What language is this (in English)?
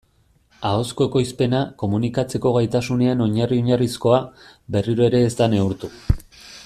Basque